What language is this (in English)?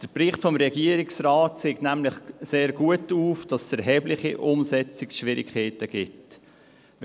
Swiss German